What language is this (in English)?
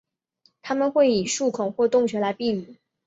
Chinese